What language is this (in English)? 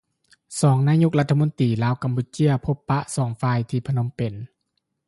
Lao